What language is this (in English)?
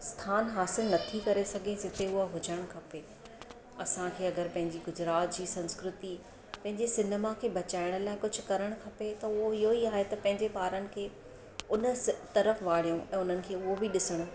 Sindhi